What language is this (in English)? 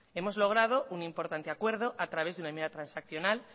Spanish